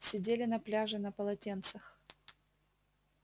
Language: Russian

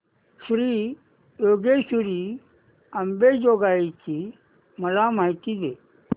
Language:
Marathi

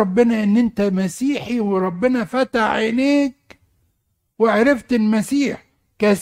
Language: Arabic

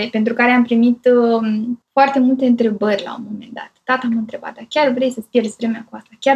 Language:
Romanian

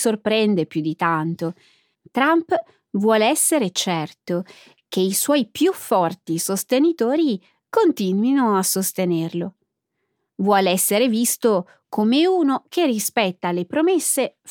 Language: Italian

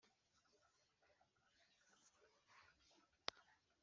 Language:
Kinyarwanda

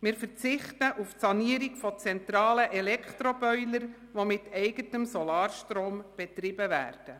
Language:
Swiss German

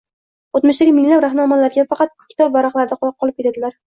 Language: Uzbek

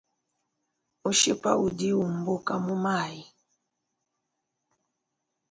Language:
Luba-Lulua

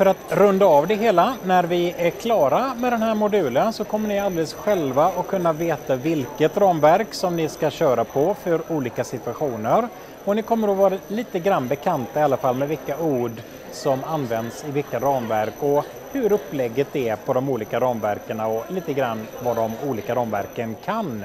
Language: Swedish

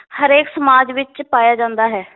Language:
Punjabi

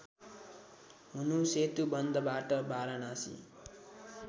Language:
Nepali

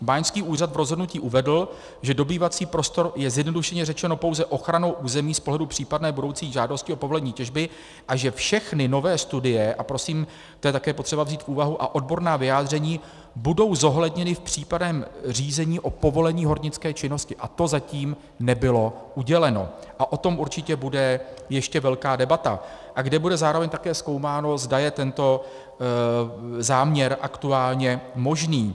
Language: Czech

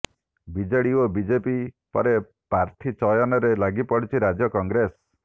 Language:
Odia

